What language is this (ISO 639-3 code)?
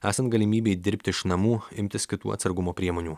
lit